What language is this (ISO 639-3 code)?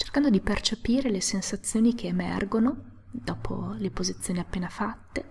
ita